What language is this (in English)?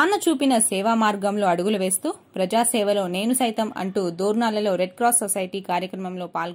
Romanian